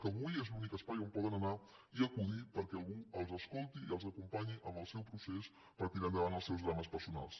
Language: Catalan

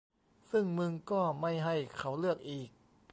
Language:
Thai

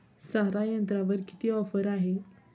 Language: Marathi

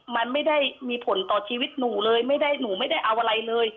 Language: Thai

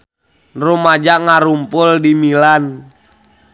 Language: Sundanese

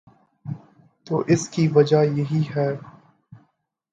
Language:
Urdu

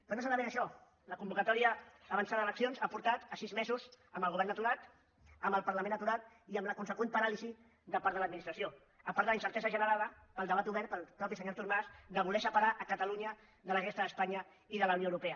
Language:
Catalan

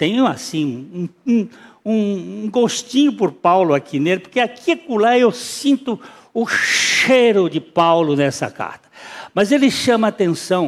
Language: Portuguese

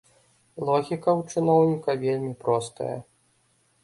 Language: Belarusian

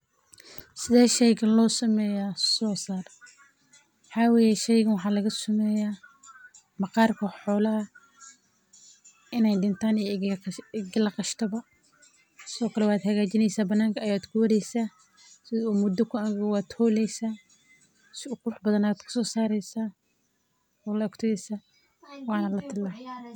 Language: Somali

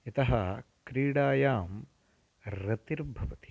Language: Sanskrit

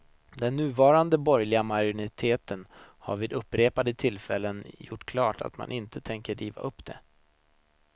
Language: Swedish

